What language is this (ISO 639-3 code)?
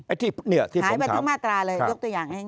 tha